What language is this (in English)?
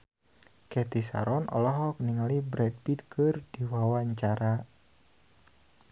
Sundanese